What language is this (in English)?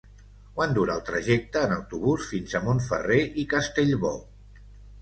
Catalan